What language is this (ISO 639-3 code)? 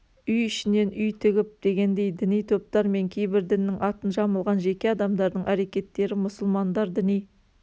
kaz